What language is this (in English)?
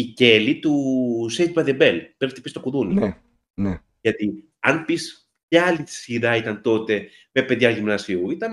Greek